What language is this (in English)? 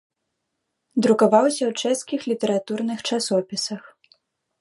Belarusian